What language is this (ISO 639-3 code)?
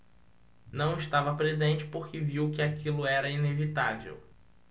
por